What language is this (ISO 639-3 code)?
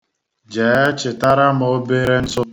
ibo